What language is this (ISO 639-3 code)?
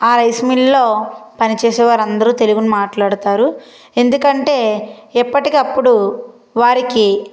tel